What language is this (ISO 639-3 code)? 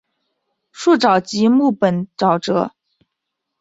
zho